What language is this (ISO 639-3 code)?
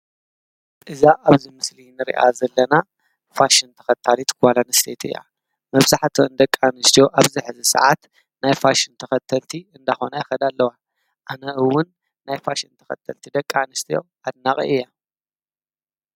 tir